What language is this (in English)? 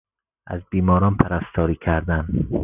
Persian